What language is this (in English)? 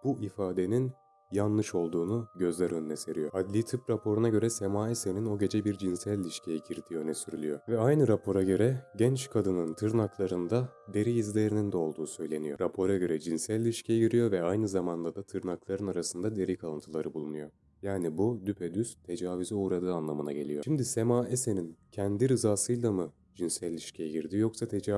Turkish